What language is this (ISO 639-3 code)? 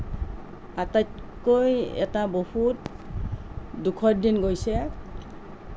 asm